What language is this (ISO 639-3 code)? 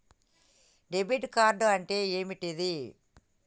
tel